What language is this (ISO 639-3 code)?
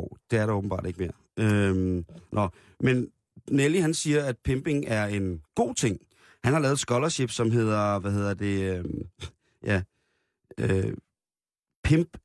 dan